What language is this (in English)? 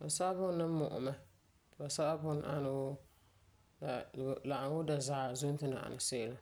Frafra